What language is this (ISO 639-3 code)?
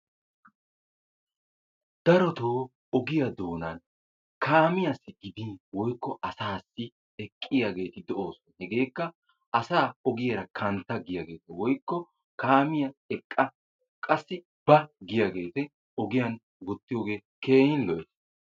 wal